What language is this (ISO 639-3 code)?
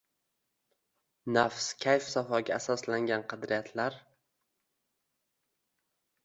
uzb